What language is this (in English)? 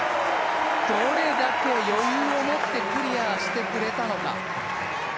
Japanese